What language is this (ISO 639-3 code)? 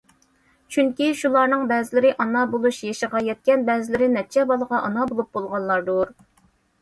uig